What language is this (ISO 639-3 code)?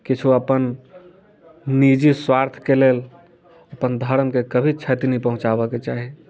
mai